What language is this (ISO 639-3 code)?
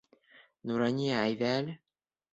bak